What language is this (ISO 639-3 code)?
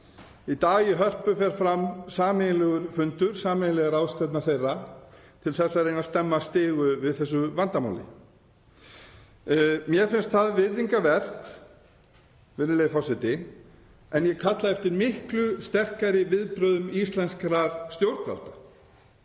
isl